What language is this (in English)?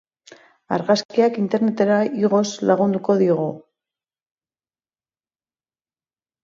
Basque